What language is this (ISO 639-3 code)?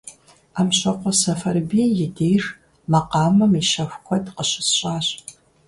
kbd